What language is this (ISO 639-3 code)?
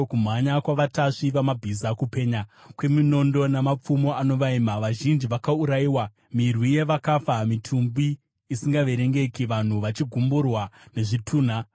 sna